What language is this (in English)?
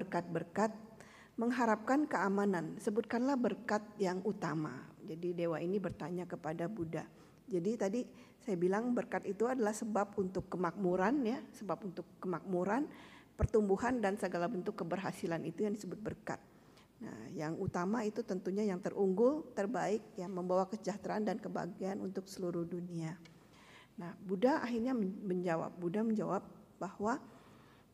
Indonesian